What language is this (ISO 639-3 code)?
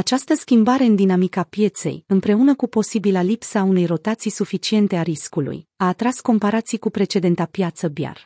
ron